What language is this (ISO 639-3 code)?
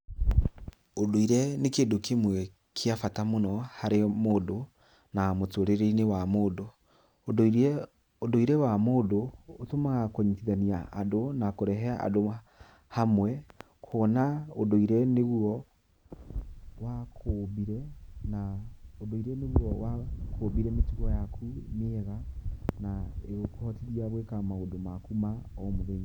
kik